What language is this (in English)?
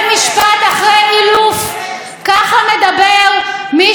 Hebrew